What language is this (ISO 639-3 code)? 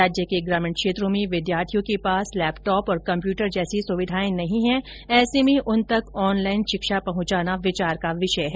hin